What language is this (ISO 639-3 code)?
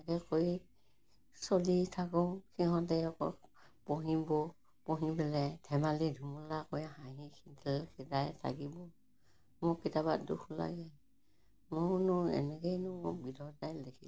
asm